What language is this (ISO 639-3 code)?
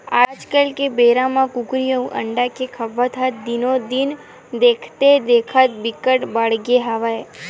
hne